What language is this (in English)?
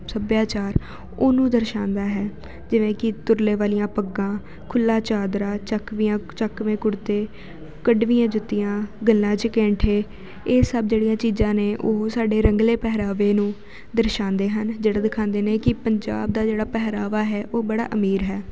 Punjabi